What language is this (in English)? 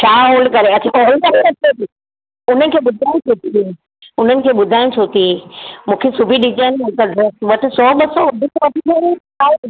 Sindhi